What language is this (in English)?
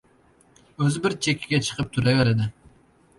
Uzbek